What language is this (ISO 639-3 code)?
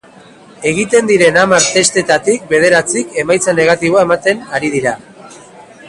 eus